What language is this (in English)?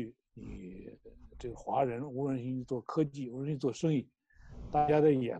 Chinese